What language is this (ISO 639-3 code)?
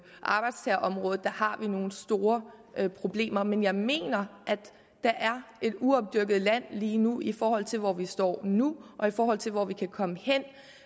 dan